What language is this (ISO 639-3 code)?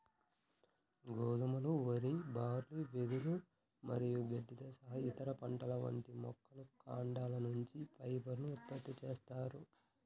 tel